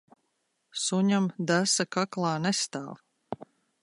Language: Latvian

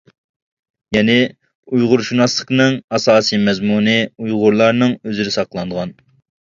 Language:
Uyghur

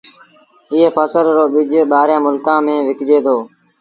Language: Sindhi Bhil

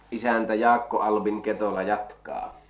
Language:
Finnish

